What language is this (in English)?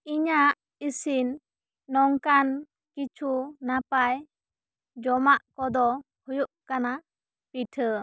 Santali